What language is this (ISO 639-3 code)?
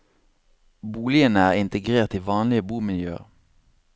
nor